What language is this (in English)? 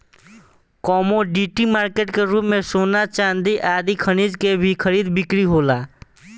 Bhojpuri